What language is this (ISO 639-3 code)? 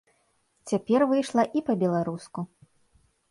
bel